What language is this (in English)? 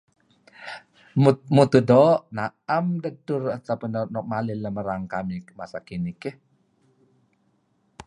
Kelabit